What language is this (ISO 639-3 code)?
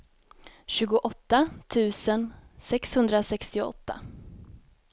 swe